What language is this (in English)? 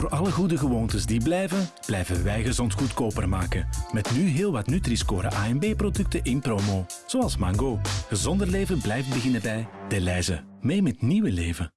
Dutch